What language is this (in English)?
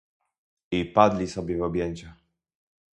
Polish